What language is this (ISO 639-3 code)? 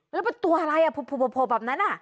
tha